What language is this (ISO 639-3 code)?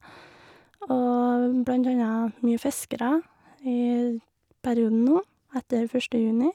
nor